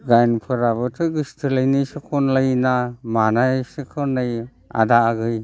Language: Bodo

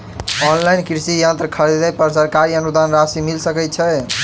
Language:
Maithili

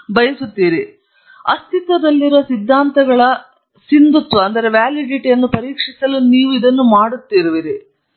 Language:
Kannada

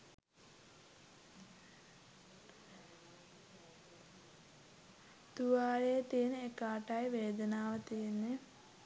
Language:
Sinhala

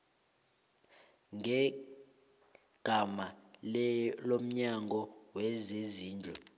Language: South Ndebele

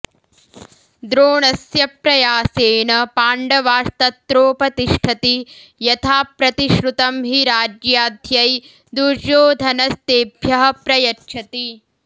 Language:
Sanskrit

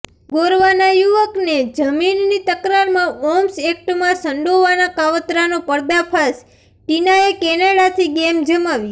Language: Gujarati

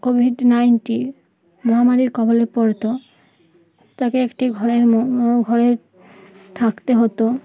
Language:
Bangla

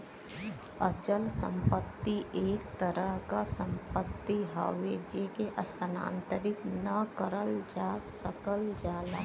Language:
Bhojpuri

